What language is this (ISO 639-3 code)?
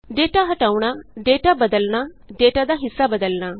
pan